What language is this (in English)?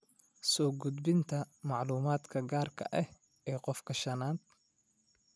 Somali